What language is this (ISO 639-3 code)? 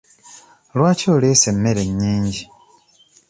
lug